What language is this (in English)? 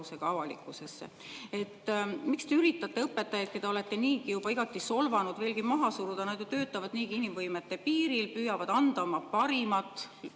Estonian